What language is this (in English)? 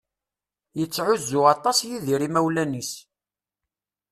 Kabyle